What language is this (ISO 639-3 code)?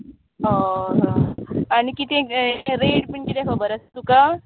kok